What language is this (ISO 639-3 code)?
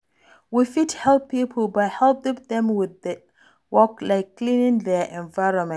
pcm